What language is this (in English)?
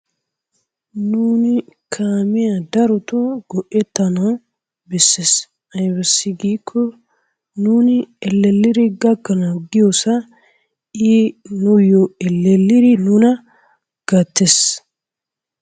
Wolaytta